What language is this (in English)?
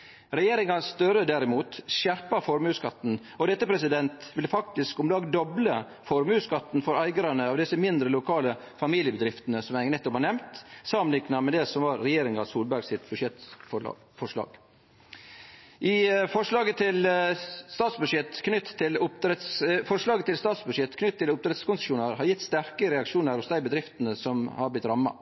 Norwegian Nynorsk